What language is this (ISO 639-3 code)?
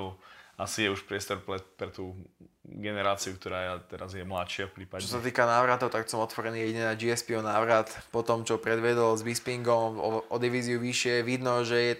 slk